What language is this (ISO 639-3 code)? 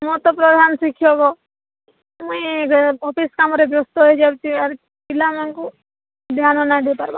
ori